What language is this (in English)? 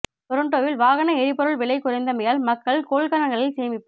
Tamil